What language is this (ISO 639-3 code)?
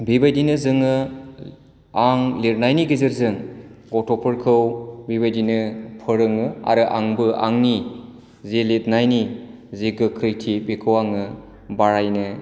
brx